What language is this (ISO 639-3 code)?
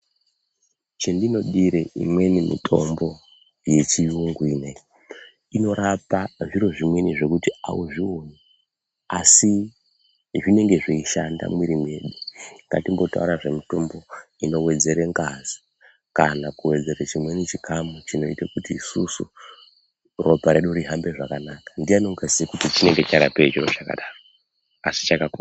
ndc